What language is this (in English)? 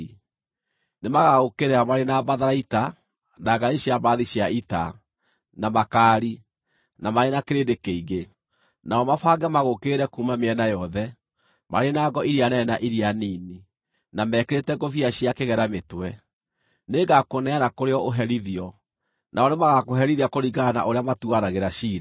Kikuyu